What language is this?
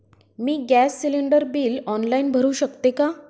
Marathi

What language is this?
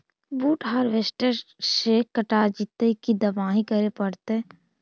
Magahi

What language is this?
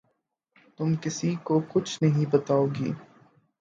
Urdu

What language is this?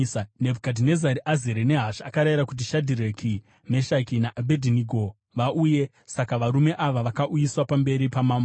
Shona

